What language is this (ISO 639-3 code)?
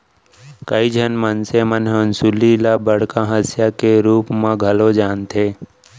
hne